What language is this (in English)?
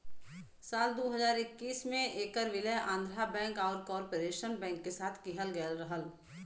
Bhojpuri